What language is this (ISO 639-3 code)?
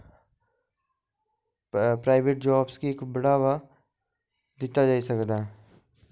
doi